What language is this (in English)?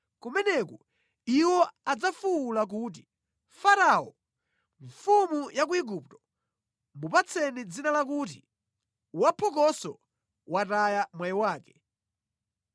Nyanja